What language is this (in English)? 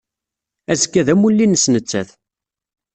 Kabyle